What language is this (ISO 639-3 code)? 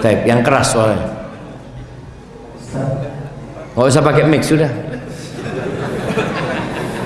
ind